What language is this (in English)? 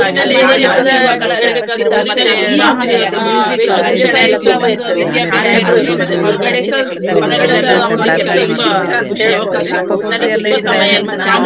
Kannada